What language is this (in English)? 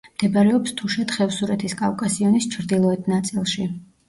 Georgian